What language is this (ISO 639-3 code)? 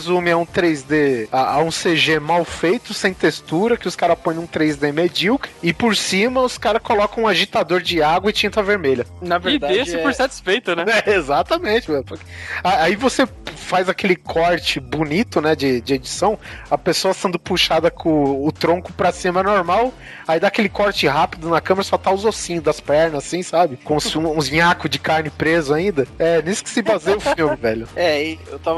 por